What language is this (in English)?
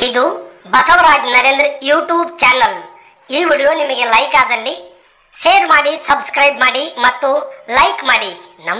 Thai